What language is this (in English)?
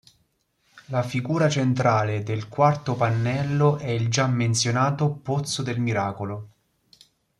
Italian